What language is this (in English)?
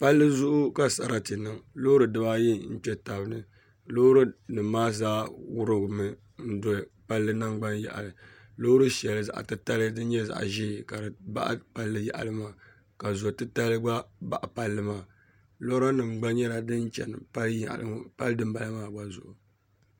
Dagbani